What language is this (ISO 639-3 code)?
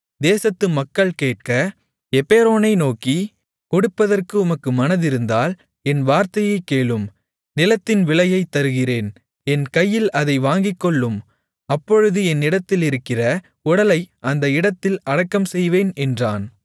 tam